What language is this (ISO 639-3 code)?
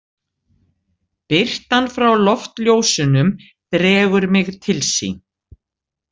isl